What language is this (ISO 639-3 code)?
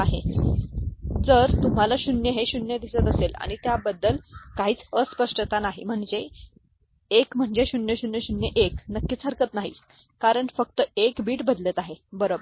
mar